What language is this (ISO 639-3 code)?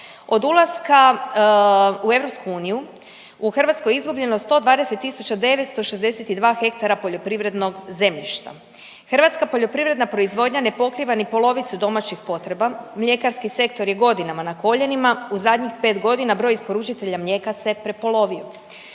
hrv